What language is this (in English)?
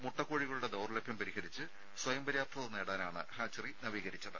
Malayalam